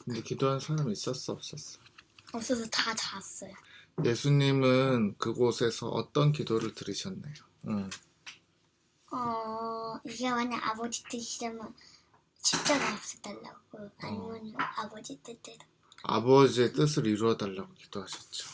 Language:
Korean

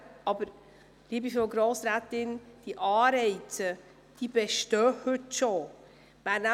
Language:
Swiss German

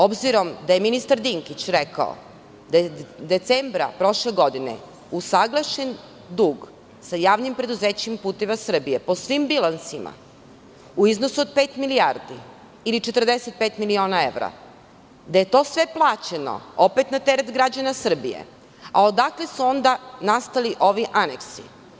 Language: Serbian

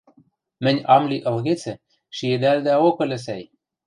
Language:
Western Mari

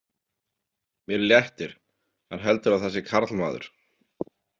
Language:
Icelandic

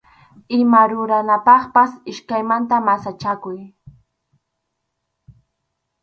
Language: Arequipa-La Unión Quechua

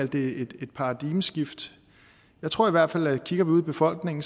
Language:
Danish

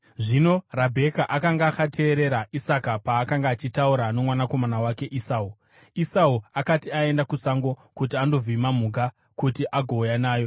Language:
Shona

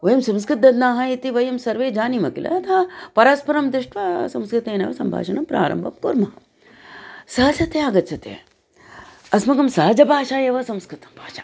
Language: Sanskrit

